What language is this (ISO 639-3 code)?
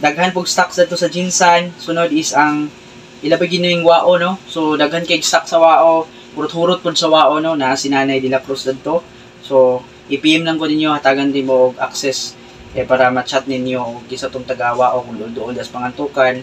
fil